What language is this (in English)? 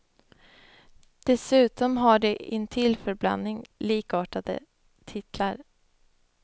Swedish